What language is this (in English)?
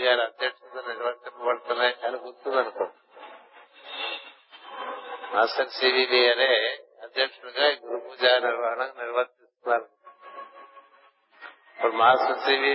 Telugu